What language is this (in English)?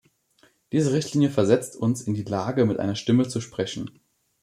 German